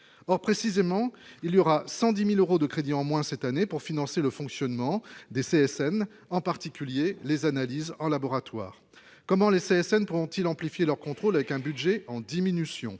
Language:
French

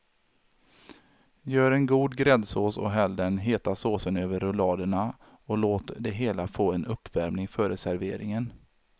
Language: Swedish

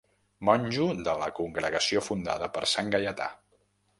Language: Catalan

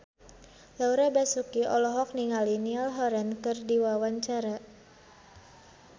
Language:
Sundanese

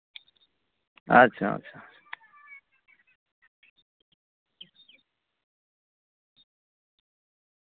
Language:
Santali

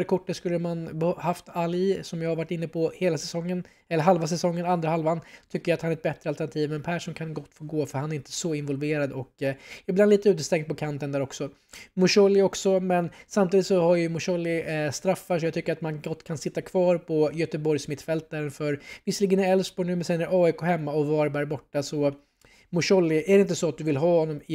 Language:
Swedish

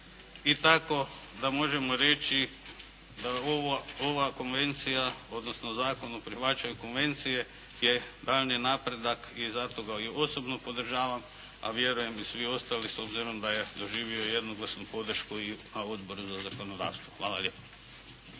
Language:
Croatian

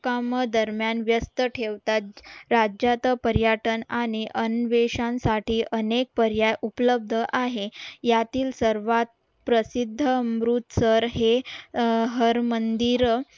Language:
Marathi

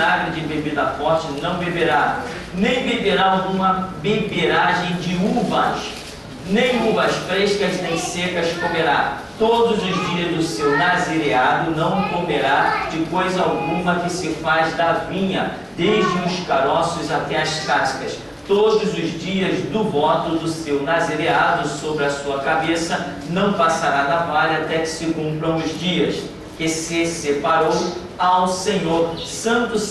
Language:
Portuguese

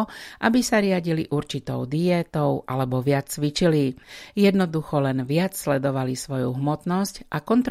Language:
Slovak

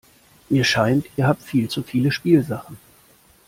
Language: German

